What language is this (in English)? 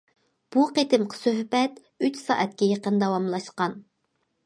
Uyghur